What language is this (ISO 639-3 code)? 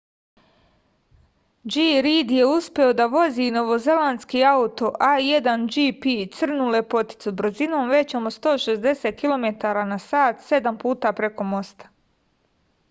srp